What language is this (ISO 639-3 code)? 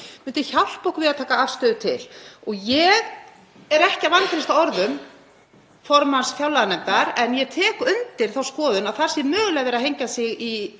isl